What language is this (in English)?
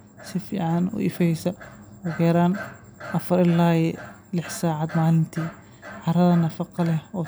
Somali